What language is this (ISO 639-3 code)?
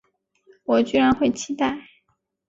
zho